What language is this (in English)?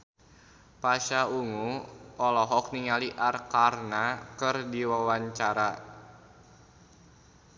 Sundanese